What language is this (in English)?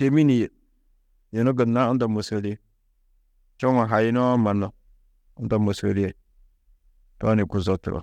Tedaga